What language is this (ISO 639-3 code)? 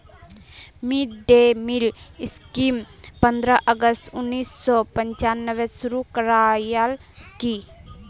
mag